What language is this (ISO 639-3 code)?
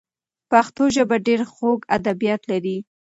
pus